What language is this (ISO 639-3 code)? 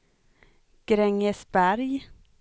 swe